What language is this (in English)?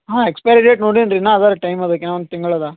Kannada